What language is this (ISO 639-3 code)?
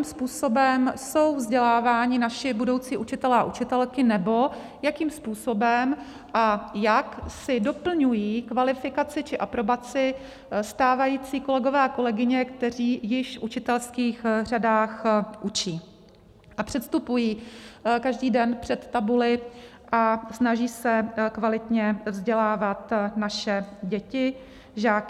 ces